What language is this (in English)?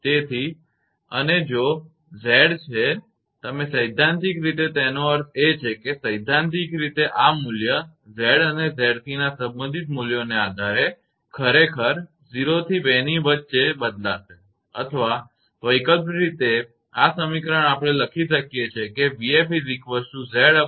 Gujarati